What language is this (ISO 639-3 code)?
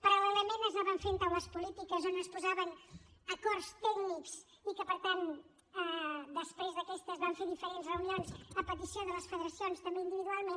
cat